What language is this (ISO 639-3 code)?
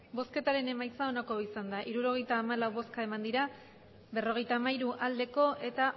eus